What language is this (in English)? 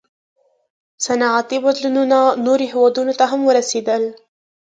Pashto